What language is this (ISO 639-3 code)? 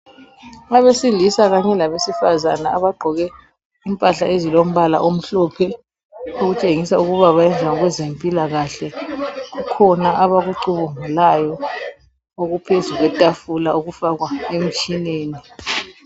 nde